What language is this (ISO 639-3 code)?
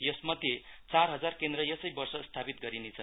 nep